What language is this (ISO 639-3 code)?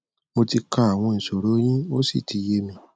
yor